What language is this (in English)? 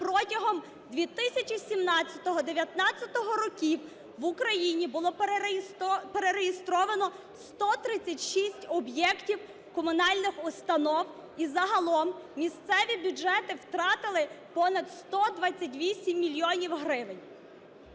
Ukrainian